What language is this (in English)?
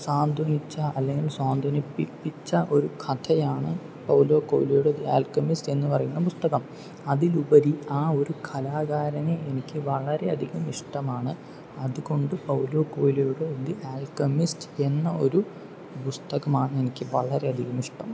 Malayalam